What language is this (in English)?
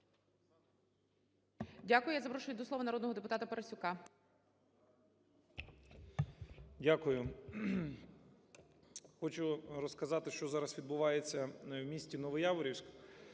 Ukrainian